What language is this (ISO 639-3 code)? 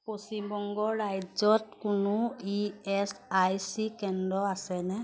asm